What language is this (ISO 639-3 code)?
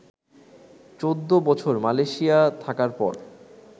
ben